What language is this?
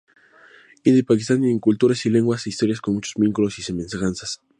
Spanish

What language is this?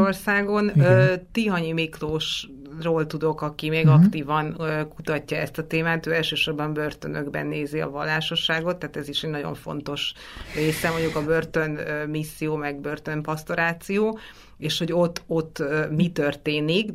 Hungarian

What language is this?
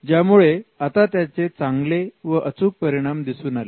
Marathi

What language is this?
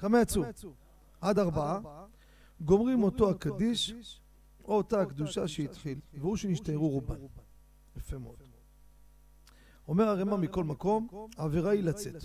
Hebrew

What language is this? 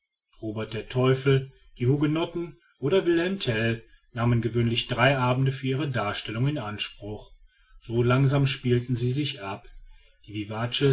German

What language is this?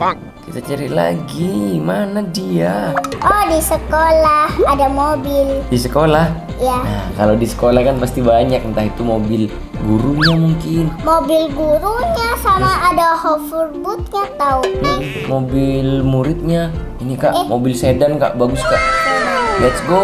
Indonesian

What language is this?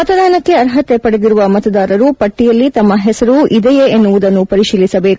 Kannada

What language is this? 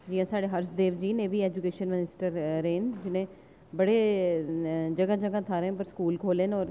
Dogri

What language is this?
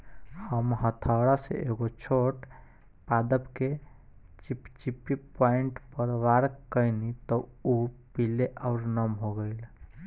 Bhojpuri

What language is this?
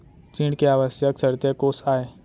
Chhattisgarhi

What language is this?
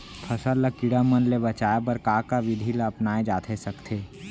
Chhattisgarhi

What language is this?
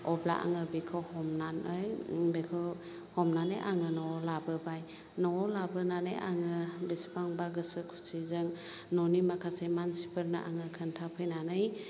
Bodo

